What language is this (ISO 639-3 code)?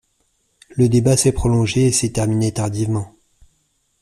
fra